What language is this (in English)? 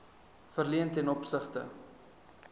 Afrikaans